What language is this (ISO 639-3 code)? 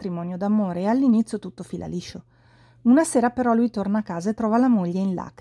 ita